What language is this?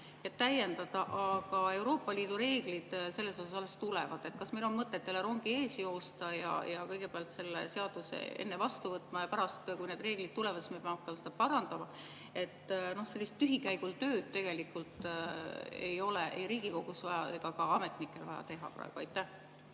Estonian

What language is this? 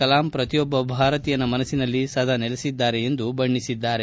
Kannada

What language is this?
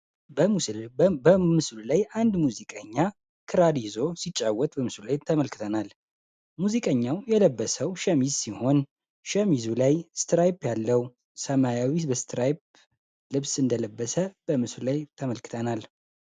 Amharic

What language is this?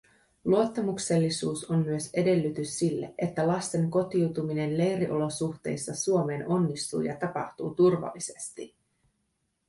Finnish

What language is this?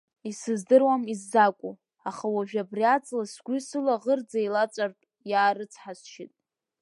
Abkhazian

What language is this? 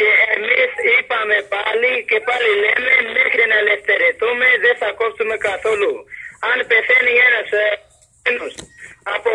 Greek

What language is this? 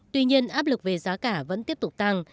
Vietnamese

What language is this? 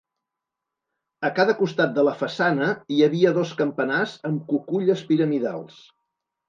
Catalan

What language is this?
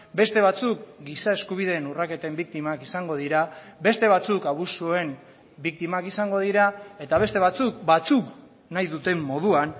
Basque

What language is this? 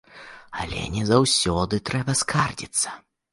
Belarusian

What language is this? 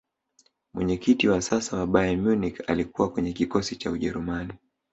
Swahili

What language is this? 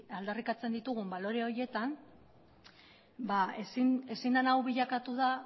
Basque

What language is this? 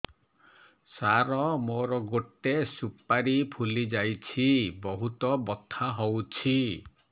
Odia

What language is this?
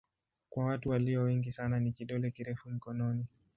Swahili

